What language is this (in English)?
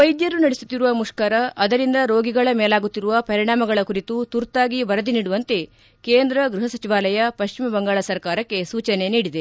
Kannada